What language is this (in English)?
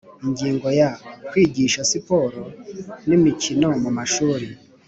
Kinyarwanda